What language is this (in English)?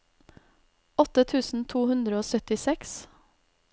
Norwegian